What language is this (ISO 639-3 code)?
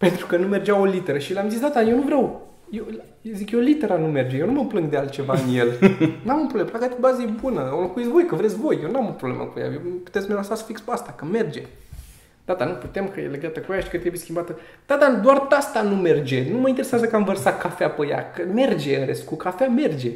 ron